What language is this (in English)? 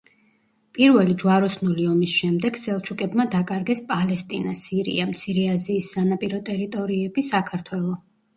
Georgian